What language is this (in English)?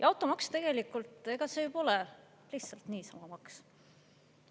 Estonian